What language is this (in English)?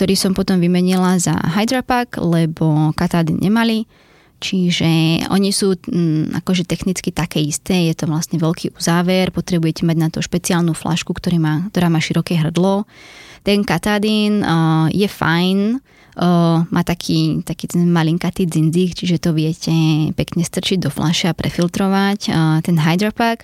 Slovak